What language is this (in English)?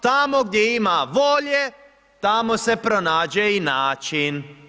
Croatian